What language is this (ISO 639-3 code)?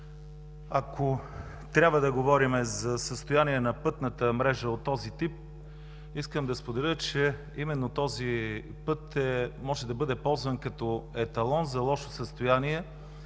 bul